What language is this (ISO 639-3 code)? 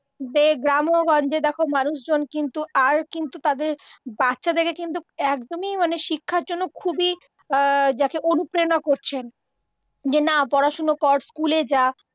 ben